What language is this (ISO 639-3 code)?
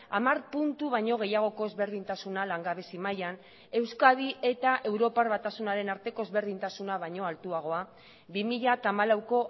eus